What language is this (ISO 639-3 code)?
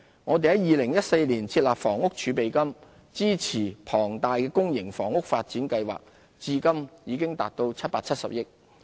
yue